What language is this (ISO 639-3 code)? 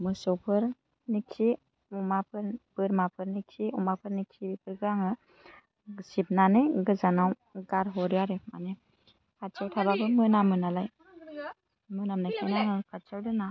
brx